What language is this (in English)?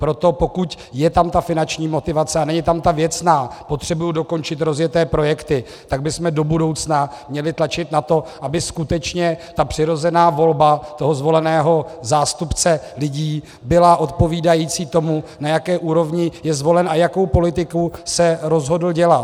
Czech